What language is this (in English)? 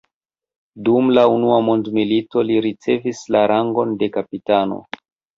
Esperanto